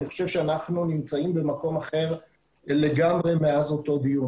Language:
Hebrew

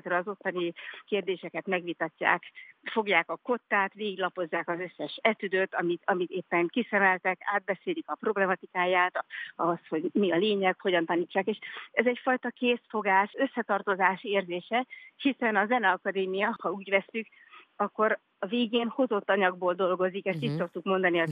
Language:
Hungarian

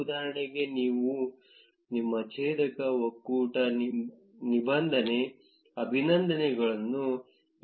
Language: Kannada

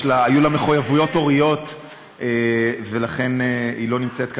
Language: Hebrew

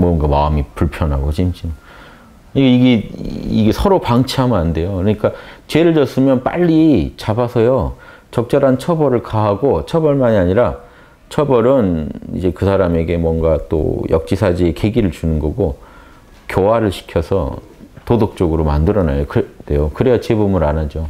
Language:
Korean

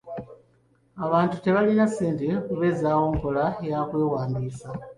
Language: Ganda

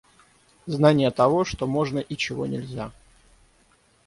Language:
Russian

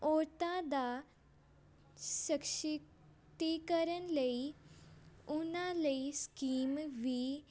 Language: Punjabi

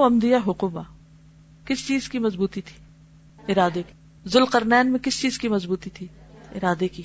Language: Urdu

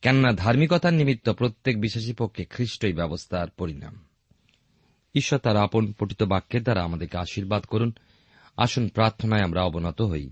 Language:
Bangla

